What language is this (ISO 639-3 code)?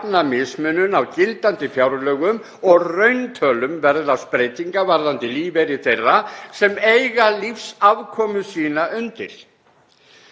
isl